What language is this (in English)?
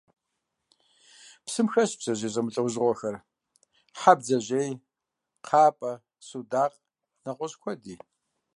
Kabardian